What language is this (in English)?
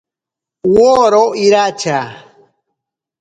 Ashéninka Perené